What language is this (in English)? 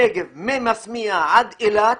Hebrew